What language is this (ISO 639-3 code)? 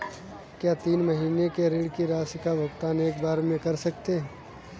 hin